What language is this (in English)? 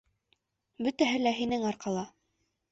Bashkir